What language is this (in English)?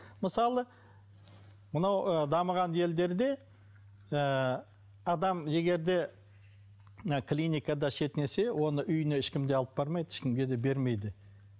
Kazakh